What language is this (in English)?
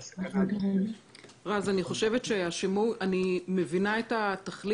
Hebrew